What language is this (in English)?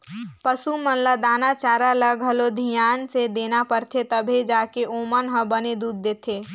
Chhattisgarhi